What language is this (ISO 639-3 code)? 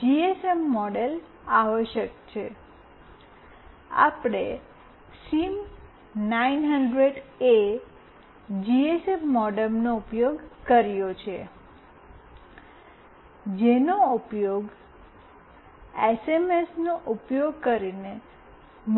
guj